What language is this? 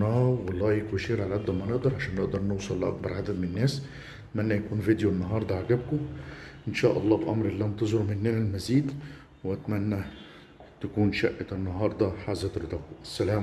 Arabic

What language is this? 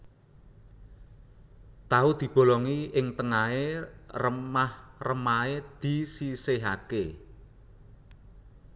Javanese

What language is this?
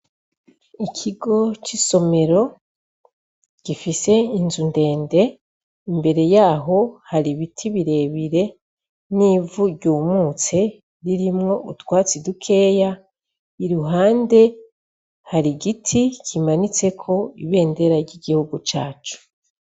Rundi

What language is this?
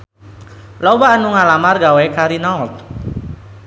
Sundanese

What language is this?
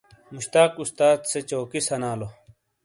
Shina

